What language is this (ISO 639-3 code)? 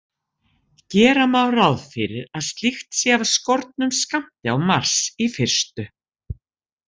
isl